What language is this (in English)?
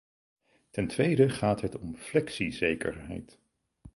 Dutch